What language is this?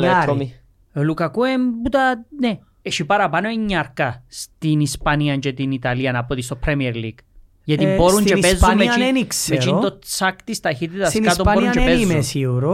Greek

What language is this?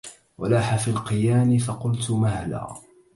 Arabic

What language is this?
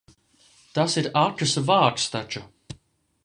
Latvian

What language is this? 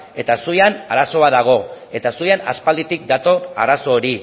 Basque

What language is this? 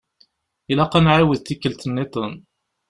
Kabyle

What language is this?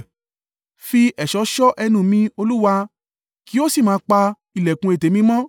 Yoruba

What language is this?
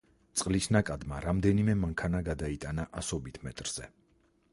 Georgian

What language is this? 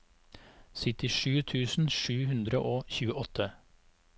Norwegian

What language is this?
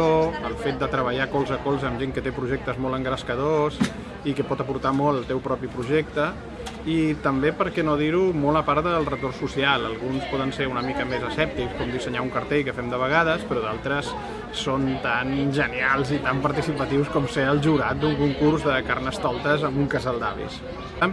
Catalan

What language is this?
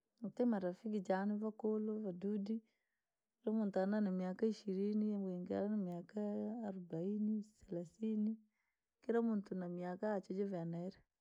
Langi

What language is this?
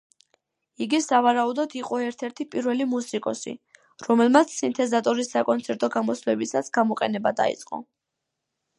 Georgian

